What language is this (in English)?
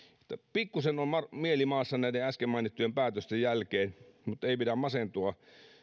Finnish